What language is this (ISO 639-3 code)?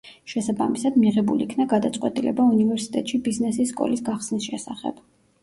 kat